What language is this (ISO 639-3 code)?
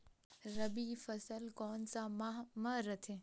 hne